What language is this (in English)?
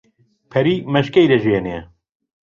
Central Kurdish